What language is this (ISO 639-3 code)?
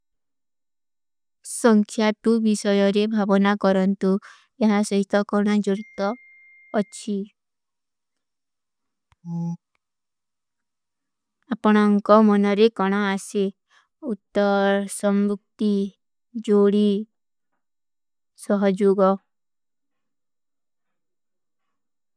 uki